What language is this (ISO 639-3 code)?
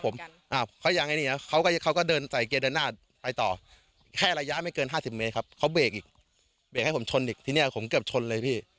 tha